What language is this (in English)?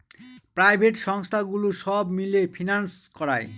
Bangla